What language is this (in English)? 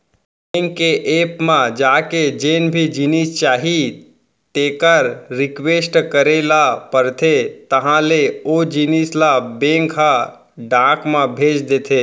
Chhattisgarhi